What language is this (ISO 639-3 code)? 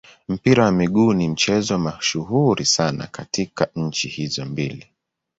swa